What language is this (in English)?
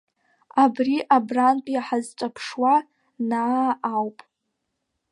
Abkhazian